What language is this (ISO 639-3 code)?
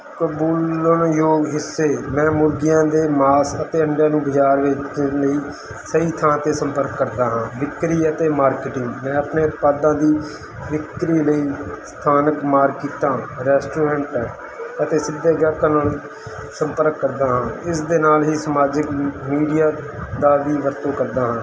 pan